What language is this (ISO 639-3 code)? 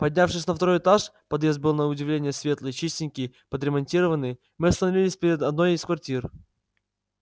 rus